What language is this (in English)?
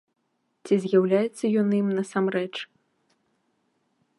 Belarusian